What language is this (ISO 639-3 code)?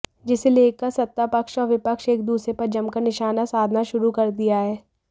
hin